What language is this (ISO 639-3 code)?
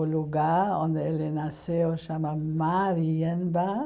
por